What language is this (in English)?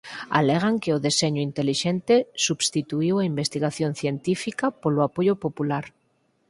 Galician